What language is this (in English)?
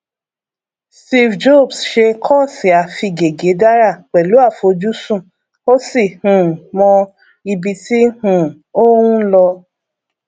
Yoruba